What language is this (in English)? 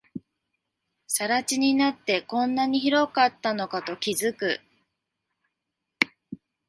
Japanese